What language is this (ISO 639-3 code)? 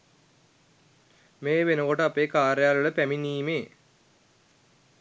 sin